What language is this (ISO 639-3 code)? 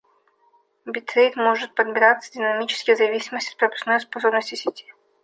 rus